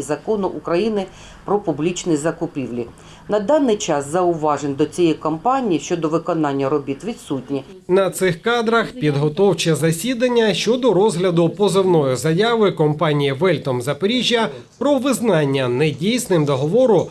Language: Ukrainian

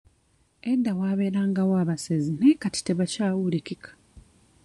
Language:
Ganda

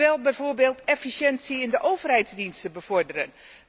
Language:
Dutch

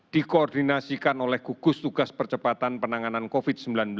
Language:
Indonesian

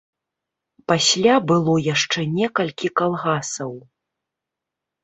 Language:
Belarusian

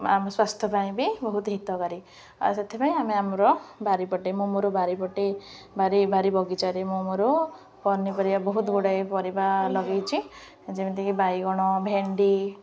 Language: Odia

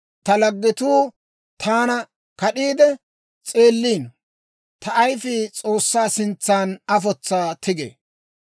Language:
Dawro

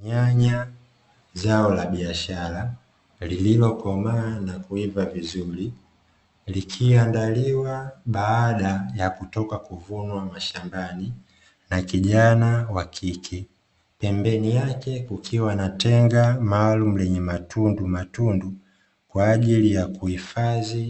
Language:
Swahili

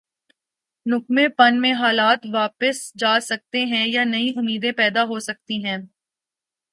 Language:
Urdu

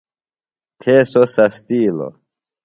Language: Phalura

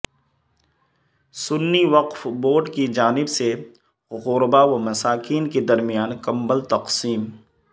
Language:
Urdu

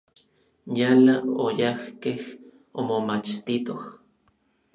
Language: Orizaba Nahuatl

